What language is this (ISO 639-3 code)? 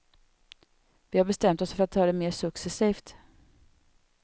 swe